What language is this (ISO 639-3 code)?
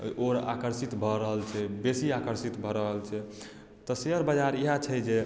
mai